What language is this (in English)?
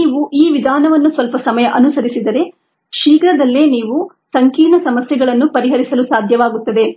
Kannada